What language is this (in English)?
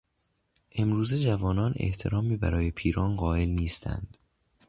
Persian